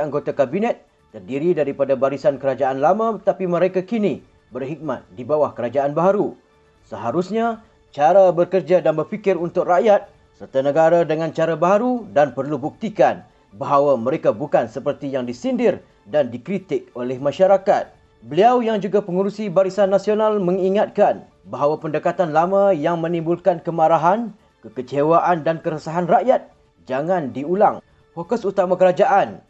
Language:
Malay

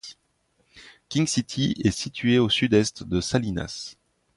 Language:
French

